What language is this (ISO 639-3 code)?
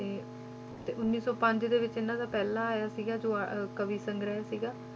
pan